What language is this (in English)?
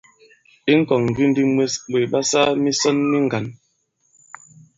Bankon